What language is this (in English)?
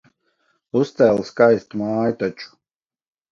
Latvian